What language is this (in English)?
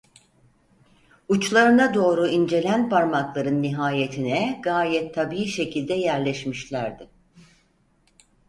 Turkish